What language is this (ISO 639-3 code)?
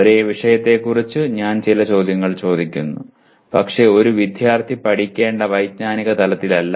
mal